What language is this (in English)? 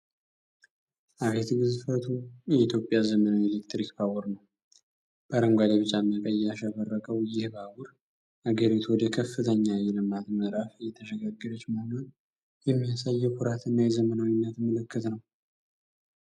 Amharic